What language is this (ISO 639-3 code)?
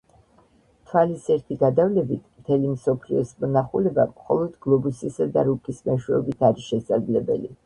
kat